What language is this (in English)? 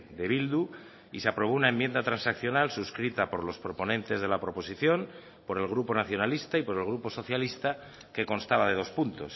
Spanish